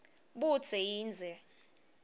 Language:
Swati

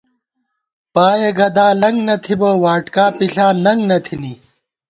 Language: Gawar-Bati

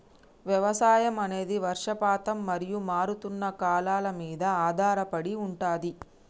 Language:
Telugu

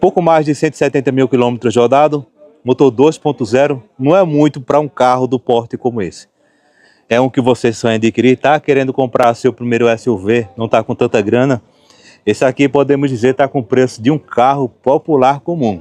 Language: Portuguese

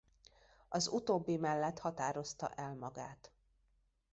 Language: Hungarian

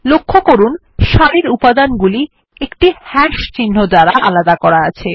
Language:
Bangla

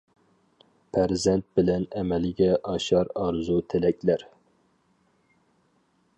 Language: Uyghur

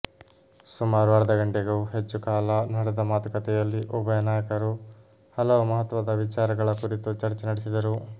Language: Kannada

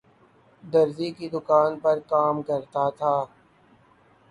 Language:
Urdu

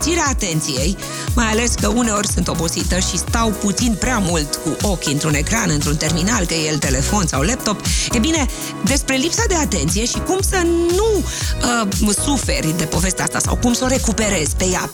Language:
Romanian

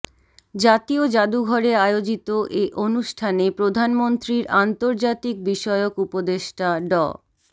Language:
Bangla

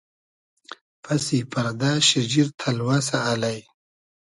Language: Hazaragi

